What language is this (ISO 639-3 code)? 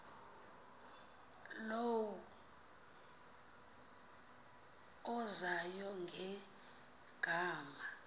xho